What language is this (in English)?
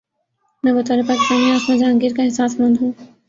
Urdu